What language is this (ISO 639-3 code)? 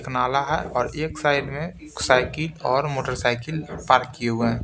hin